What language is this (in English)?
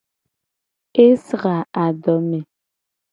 Gen